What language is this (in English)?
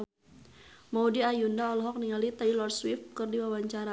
Sundanese